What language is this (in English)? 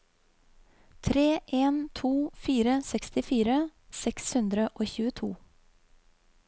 Norwegian